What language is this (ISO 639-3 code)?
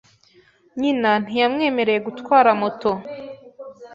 kin